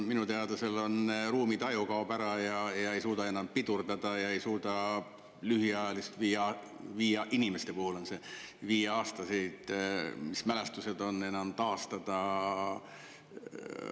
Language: Estonian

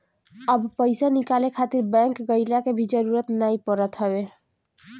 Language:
Bhojpuri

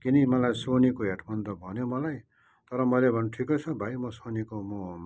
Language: Nepali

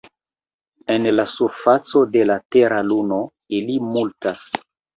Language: Esperanto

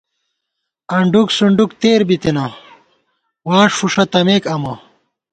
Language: Gawar-Bati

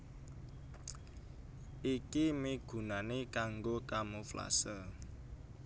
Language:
Javanese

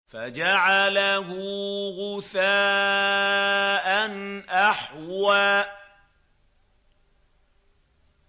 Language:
Arabic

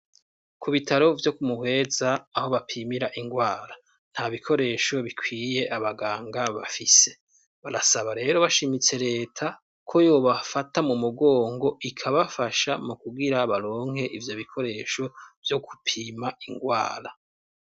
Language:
Rundi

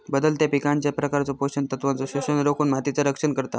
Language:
Marathi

